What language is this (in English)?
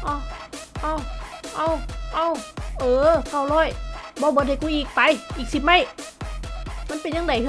Thai